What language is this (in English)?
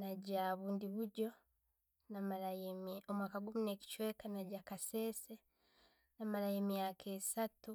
Tooro